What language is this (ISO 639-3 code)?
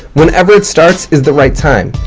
eng